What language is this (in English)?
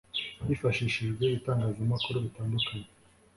Kinyarwanda